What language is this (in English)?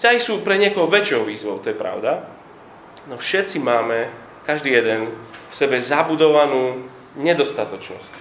Slovak